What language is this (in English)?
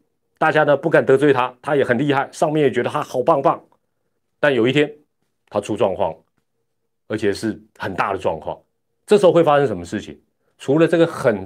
Chinese